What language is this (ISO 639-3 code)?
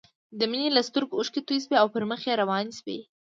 pus